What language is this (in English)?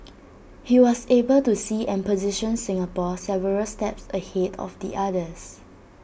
English